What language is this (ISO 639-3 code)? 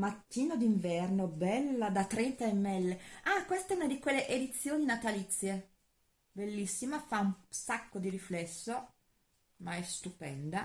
ita